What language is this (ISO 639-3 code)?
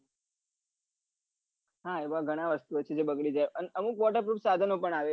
guj